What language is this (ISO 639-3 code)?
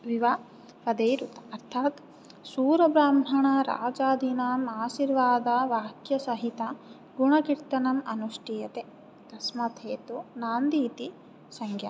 san